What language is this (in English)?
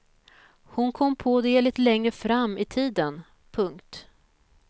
Swedish